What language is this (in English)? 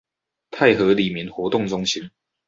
Chinese